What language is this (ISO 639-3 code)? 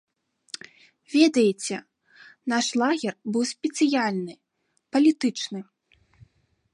bel